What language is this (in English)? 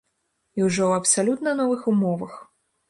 Belarusian